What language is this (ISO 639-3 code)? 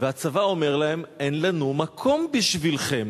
heb